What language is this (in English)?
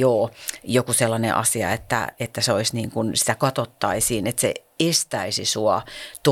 Finnish